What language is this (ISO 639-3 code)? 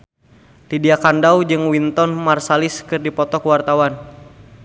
sun